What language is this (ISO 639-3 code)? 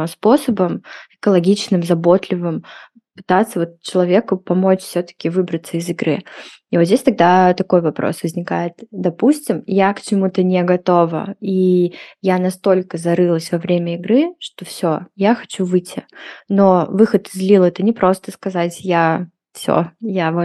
rus